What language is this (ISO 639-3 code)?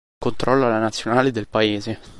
ita